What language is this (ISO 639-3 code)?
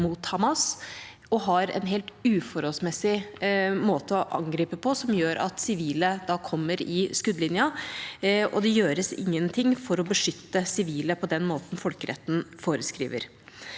nor